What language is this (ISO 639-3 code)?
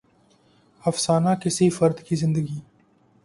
urd